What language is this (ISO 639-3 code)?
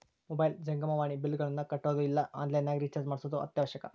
kan